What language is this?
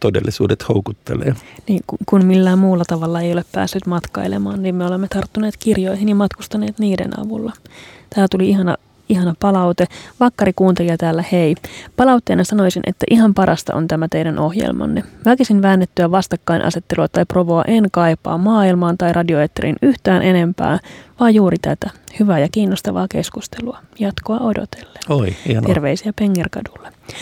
Finnish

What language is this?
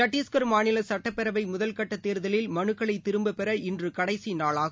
Tamil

